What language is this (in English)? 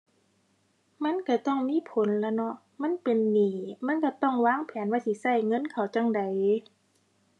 Thai